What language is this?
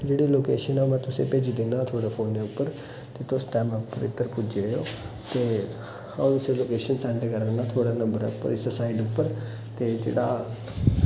Dogri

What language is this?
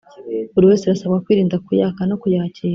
Kinyarwanda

